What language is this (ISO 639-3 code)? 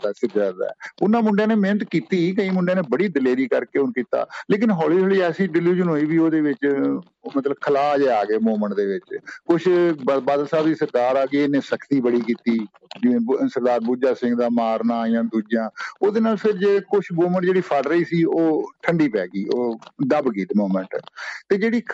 pan